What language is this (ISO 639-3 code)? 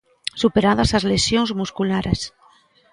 glg